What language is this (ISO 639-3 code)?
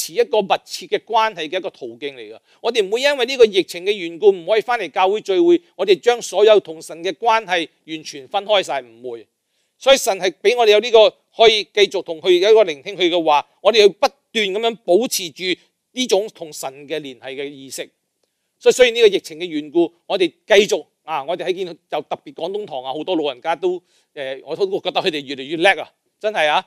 zho